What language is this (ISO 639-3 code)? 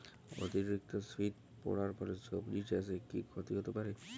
ben